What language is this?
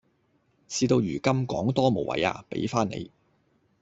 Cantonese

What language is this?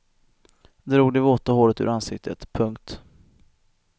Swedish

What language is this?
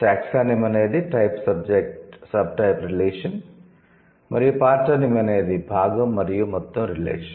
Telugu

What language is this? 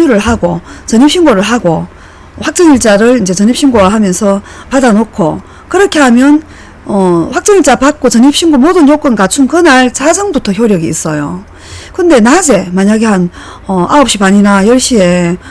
Korean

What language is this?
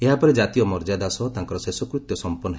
Odia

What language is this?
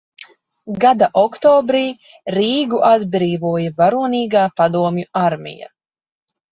Latvian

